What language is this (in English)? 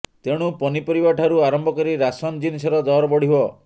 Odia